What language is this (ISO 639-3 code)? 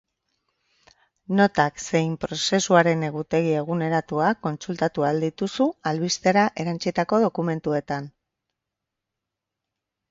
eus